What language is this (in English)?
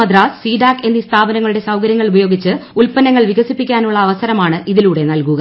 Malayalam